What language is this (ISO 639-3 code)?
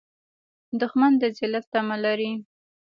pus